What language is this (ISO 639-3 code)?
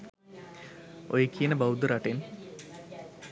sin